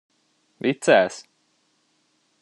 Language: Hungarian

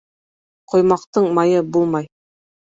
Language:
Bashkir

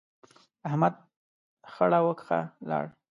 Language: Pashto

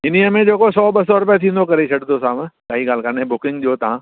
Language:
Sindhi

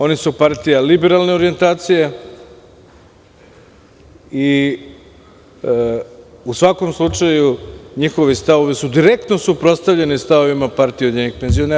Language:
Serbian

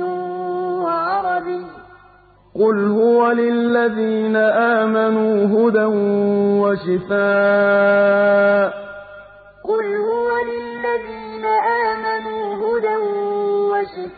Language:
Arabic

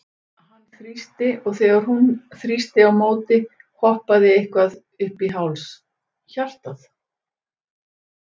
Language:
Icelandic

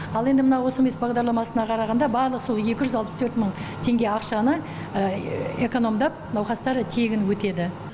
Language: Kazakh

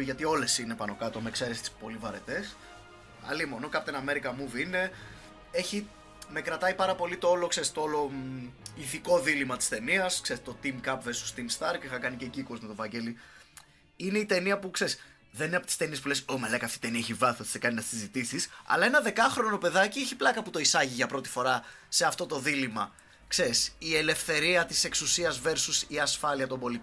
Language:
Greek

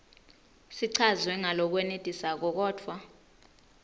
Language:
Swati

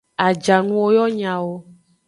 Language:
Aja (Benin)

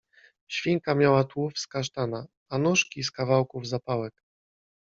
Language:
Polish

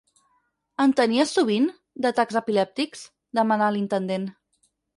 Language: Catalan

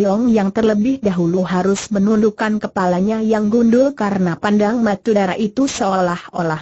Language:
Indonesian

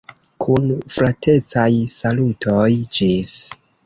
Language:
Esperanto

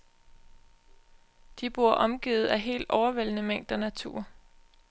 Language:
Danish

